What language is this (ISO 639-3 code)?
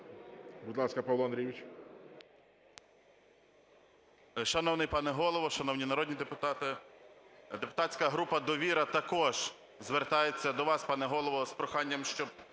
ukr